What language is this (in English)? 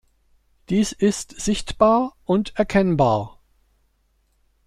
German